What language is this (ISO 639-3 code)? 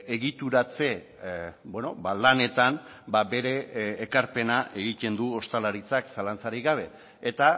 eus